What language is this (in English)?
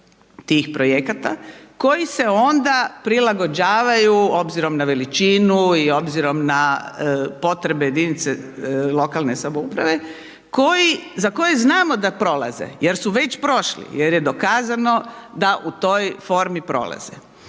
Croatian